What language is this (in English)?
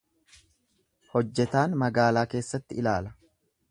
Oromo